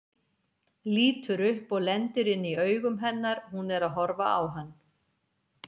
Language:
Icelandic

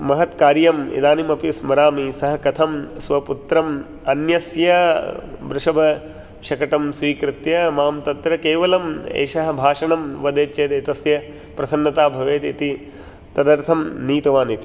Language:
Sanskrit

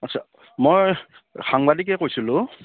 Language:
Assamese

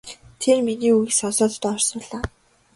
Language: Mongolian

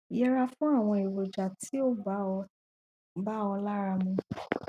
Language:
Yoruba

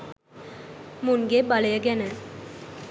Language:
Sinhala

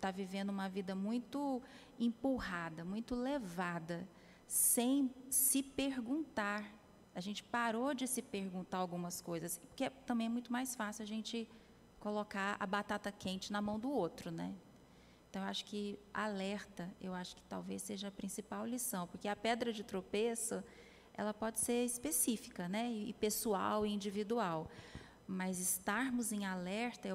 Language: Portuguese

